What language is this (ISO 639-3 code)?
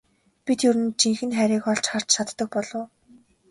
mon